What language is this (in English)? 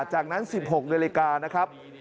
Thai